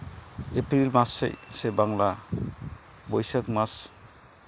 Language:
Santali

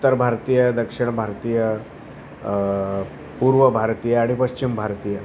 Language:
Marathi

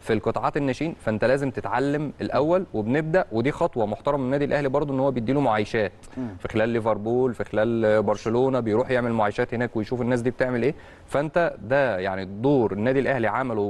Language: Arabic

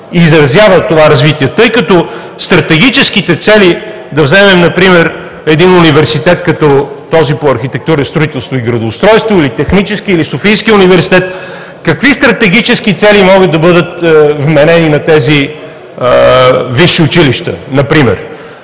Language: Bulgarian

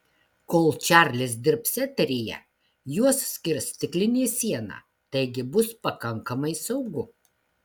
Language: Lithuanian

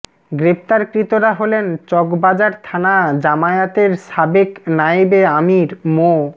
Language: Bangla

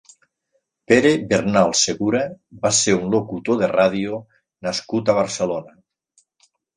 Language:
Catalan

